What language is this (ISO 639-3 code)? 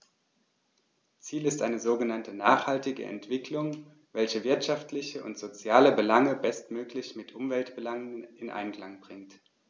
deu